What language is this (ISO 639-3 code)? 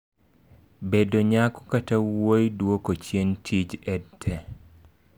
luo